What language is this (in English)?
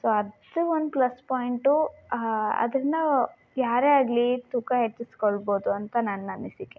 Kannada